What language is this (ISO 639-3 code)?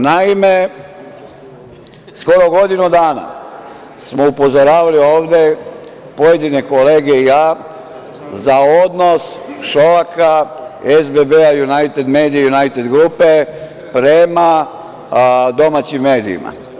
srp